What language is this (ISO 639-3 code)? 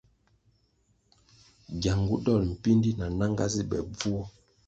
nmg